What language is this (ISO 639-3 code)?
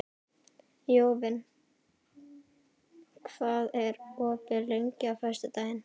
isl